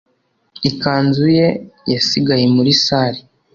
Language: Kinyarwanda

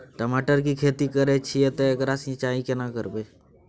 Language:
Maithili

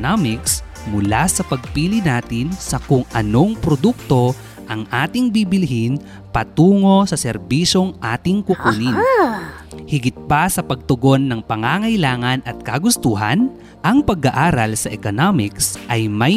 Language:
Filipino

